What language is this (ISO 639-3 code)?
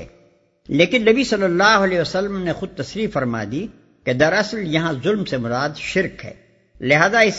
urd